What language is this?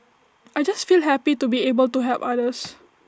English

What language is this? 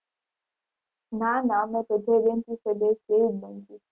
Gujarati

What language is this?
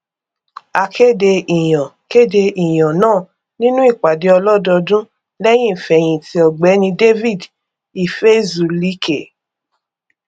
Yoruba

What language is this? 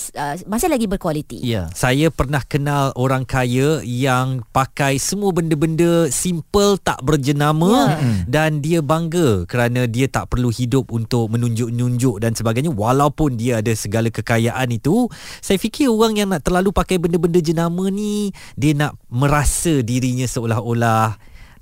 Malay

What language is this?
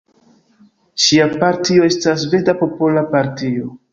Esperanto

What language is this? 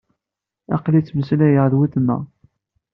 Kabyle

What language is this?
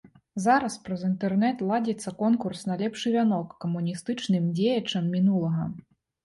Belarusian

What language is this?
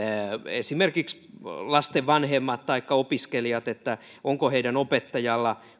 Finnish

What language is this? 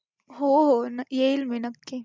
Marathi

